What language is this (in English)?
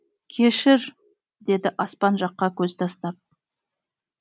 Kazakh